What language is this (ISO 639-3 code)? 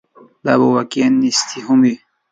pus